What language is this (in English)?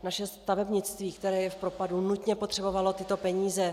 Czech